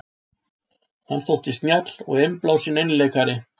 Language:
Icelandic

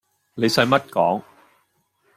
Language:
Cantonese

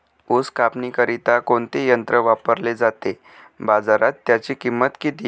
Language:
Marathi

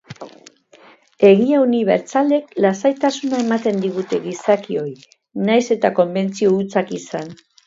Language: Basque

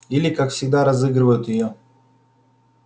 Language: Russian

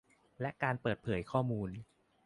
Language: Thai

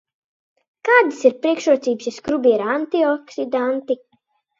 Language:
Latvian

